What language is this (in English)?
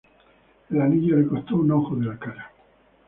Spanish